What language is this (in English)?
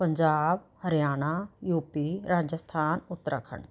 Punjabi